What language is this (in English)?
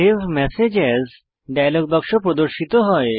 Bangla